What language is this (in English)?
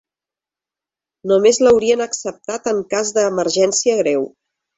Catalan